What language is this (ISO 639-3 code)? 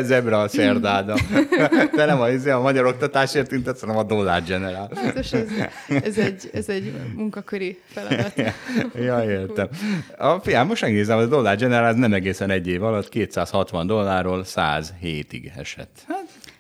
hun